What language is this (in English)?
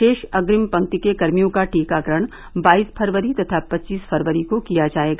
Hindi